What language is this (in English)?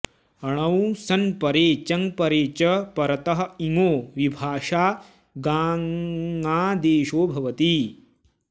Sanskrit